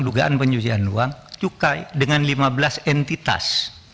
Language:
Indonesian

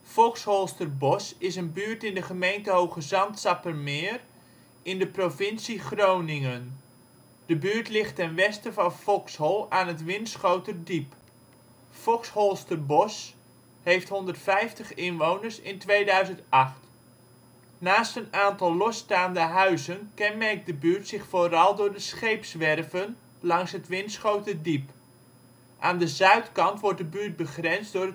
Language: Dutch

